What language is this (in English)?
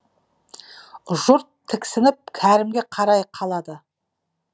Kazakh